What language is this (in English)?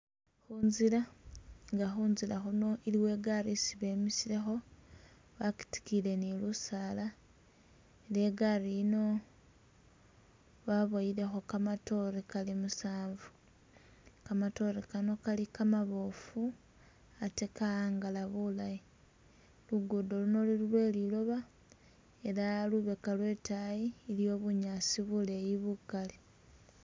Masaaba